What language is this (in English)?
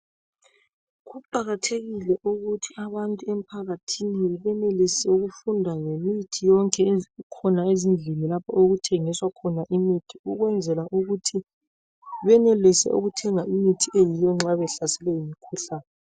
North Ndebele